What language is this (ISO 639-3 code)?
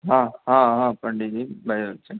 mai